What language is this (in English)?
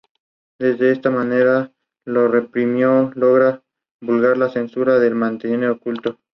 Spanish